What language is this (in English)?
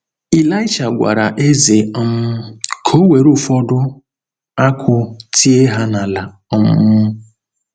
Igbo